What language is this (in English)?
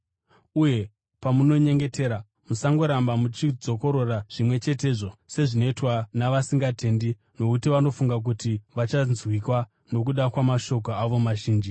Shona